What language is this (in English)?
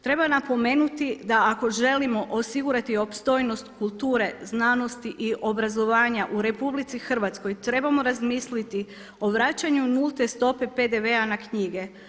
Croatian